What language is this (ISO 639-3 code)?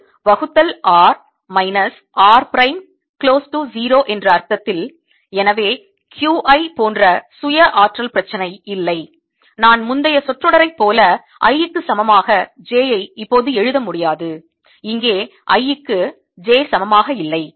tam